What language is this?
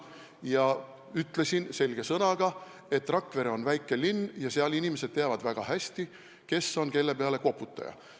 Estonian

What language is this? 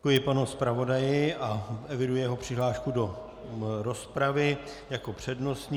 Czech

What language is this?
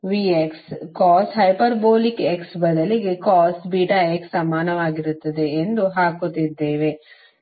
Kannada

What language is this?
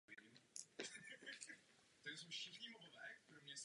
Czech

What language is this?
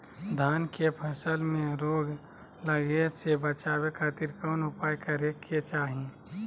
Magahi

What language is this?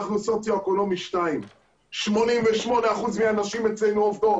Hebrew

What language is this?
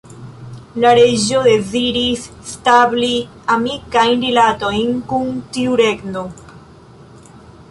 Esperanto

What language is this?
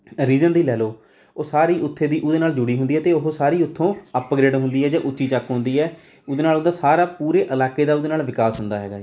Punjabi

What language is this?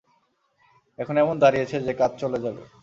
Bangla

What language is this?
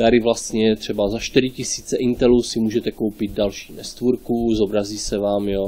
Czech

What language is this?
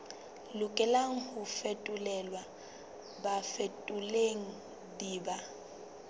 Southern Sotho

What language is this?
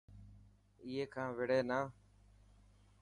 Dhatki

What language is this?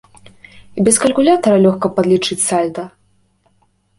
Belarusian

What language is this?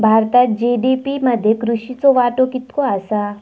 Marathi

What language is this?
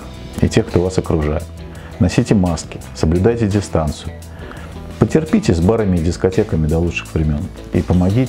Russian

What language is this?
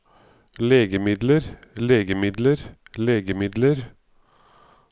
Norwegian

